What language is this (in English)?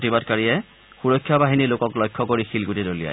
Assamese